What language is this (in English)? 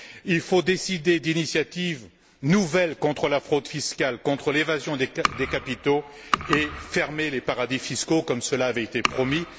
French